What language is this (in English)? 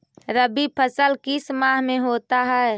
Magahi